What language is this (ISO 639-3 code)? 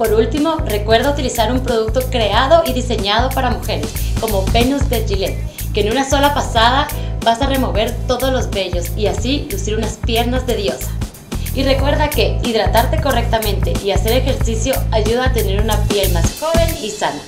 spa